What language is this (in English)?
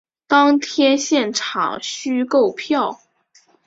Chinese